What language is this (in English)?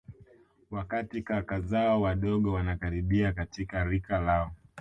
Swahili